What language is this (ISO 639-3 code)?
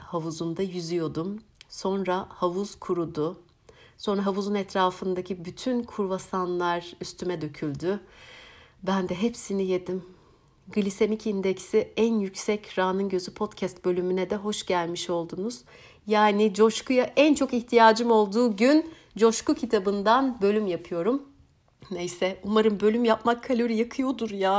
tur